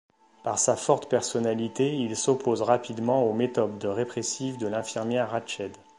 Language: French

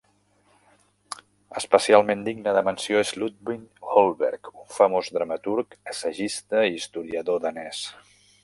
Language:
Catalan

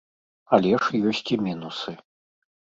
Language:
Belarusian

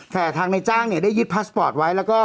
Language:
Thai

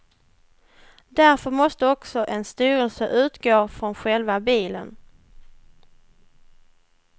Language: Swedish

